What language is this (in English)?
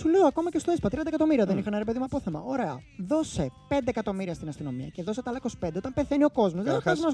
Greek